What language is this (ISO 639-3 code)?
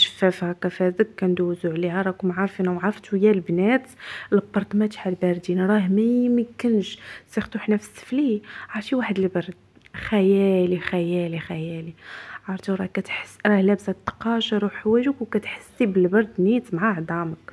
ara